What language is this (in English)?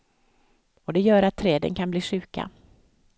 Swedish